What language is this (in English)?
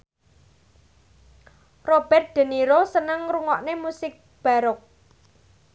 Javanese